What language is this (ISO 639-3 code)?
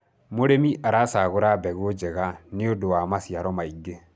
kik